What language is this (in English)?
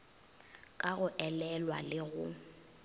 Northern Sotho